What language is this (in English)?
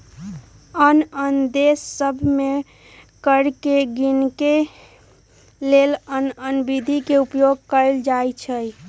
Magahi